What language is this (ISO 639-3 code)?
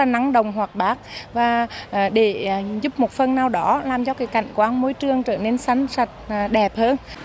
vie